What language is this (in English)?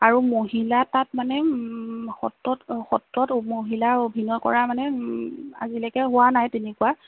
Assamese